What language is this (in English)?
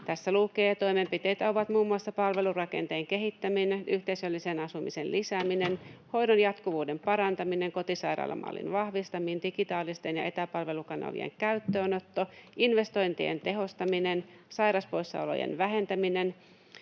Finnish